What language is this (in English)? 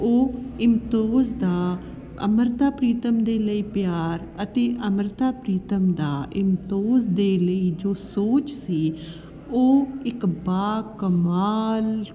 Punjabi